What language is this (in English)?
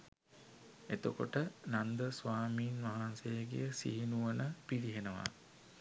Sinhala